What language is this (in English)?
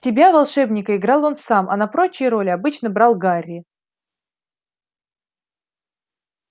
Russian